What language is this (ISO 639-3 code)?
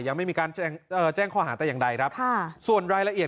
tha